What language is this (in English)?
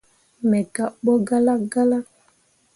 Mundang